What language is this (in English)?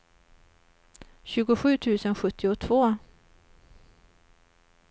Swedish